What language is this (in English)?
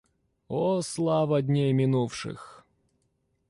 Russian